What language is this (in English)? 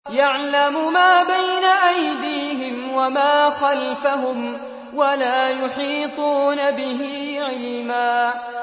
Arabic